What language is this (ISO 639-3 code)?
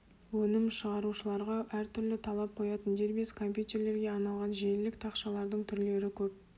kaz